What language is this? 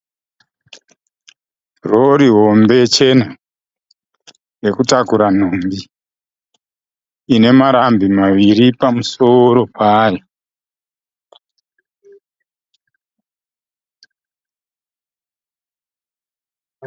Shona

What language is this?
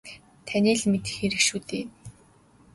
Mongolian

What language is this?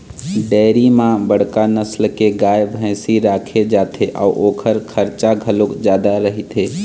Chhattisgarhi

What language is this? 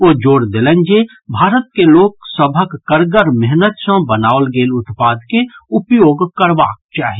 Maithili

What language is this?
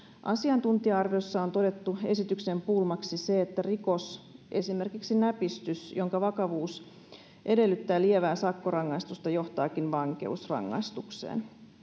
Finnish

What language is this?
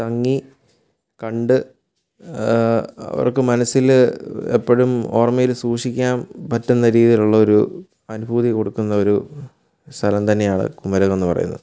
Malayalam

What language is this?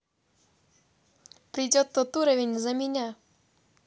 Russian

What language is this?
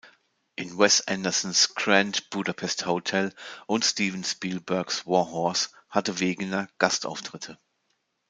German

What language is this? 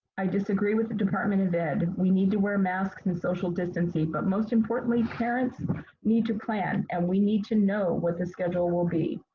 English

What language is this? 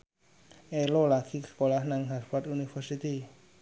Javanese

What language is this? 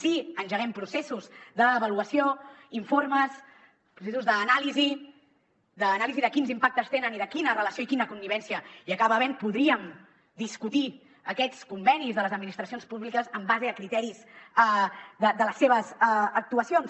Catalan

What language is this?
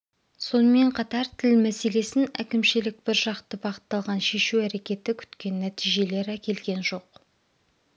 Kazakh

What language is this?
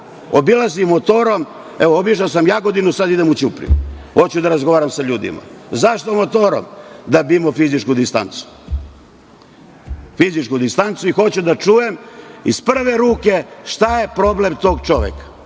Serbian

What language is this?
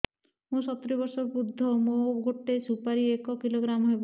Odia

